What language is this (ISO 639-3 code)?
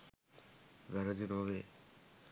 sin